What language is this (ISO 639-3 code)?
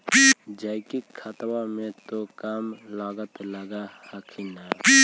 mag